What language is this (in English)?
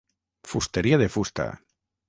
Catalan